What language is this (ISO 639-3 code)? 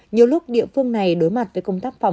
vie